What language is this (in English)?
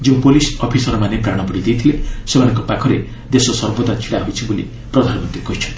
Odia